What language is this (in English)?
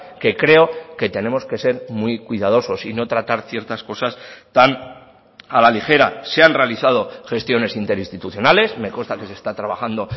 Spanish